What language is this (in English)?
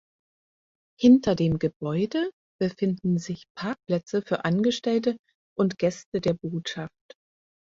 German